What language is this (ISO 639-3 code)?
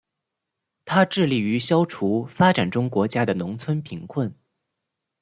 zho